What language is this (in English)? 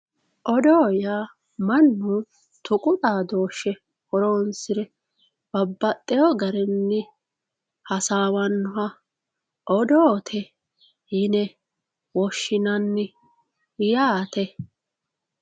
Sidamo